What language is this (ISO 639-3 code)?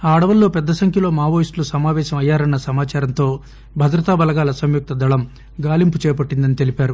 tel